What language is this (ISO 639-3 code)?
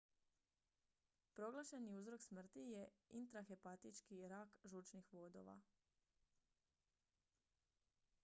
hrv